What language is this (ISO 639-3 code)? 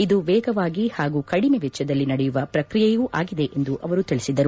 kan